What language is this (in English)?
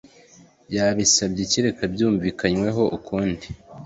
Kinyarwanda